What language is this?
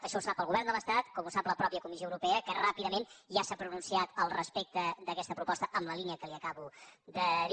Catalan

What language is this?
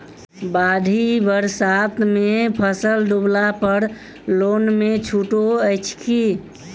Maithili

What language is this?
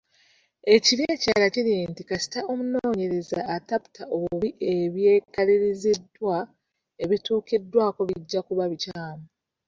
Ganda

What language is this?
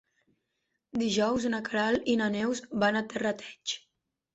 Catalan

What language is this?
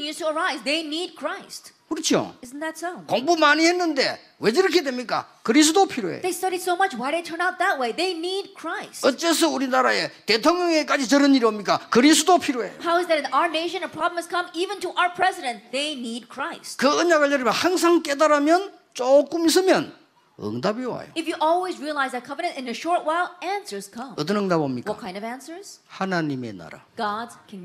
Korean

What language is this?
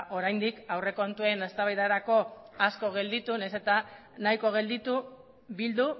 Basque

